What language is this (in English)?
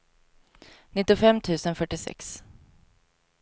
Swedish